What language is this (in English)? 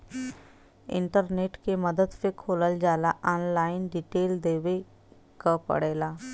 Bhojpuri